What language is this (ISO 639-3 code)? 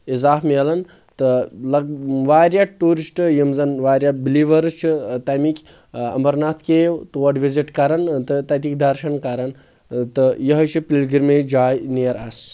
kas